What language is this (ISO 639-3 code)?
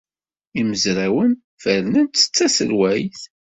kab